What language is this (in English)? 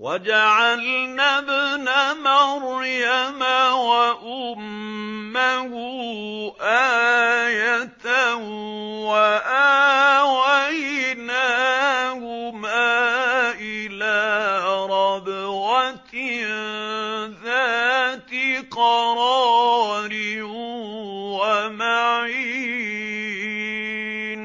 Arabic